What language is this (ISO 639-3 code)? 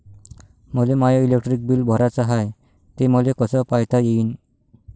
mar